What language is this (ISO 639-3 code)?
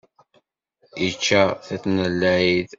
kab